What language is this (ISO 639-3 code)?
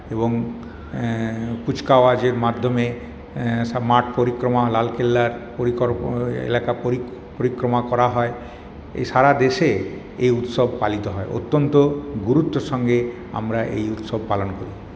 ben